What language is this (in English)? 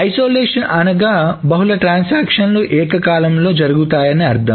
Telugu